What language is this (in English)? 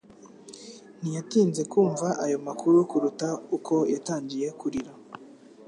Kinyarwanda